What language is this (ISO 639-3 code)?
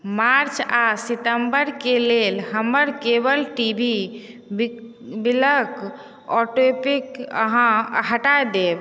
mai